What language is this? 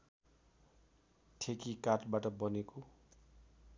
Nepali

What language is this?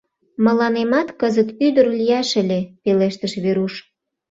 Mari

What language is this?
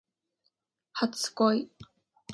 Japanese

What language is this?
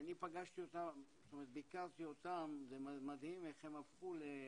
Hebrew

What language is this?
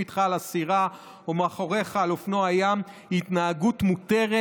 Hebrew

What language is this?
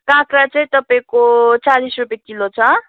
Nepali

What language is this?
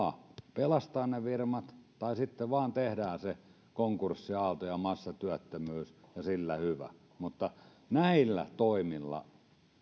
Finnish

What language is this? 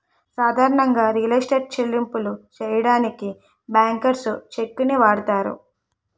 Telugu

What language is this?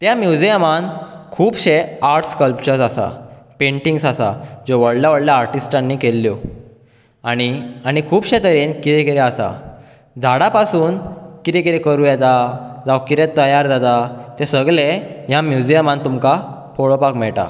Konkani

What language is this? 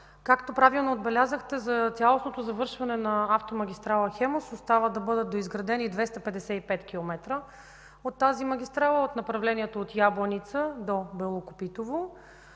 Bulgarian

